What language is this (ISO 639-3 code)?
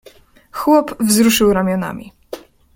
pol